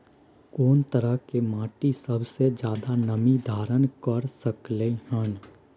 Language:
Maithili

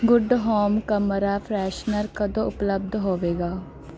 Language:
Punjabi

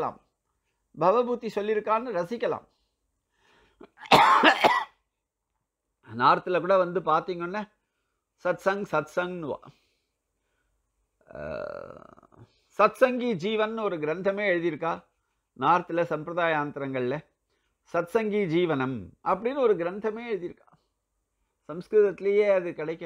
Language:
Tamil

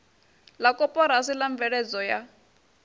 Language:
Venda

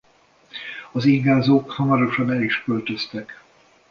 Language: Hungarian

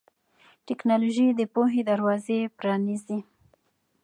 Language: Pashto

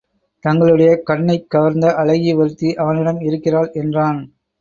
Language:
Tamil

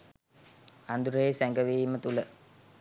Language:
Sinhala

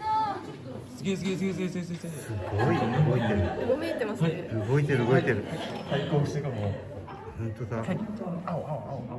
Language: Japanese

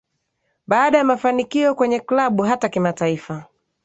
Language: Swahili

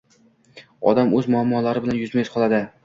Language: Uzbek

